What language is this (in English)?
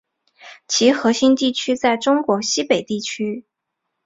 Chinese